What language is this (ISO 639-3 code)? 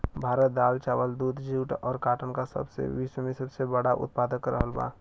bho